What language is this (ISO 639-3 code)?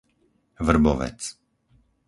slk